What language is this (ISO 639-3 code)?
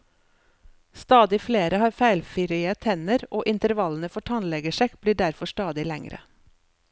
nor